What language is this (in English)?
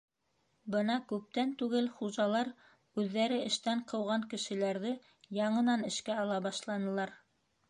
Bashkir